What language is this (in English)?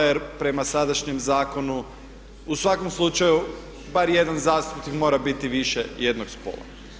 Croatian